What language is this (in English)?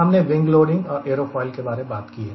Hindi